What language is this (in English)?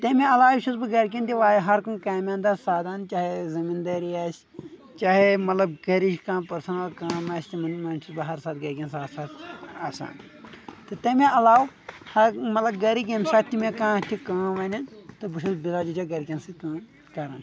Kashmiri